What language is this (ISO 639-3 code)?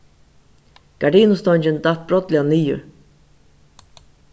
fao